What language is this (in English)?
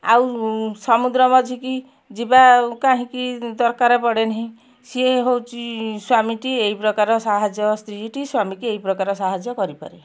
Odia